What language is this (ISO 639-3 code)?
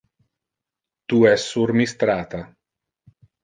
ina